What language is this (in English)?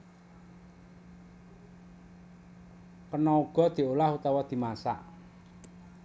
Javanese